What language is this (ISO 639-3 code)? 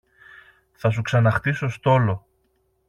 ell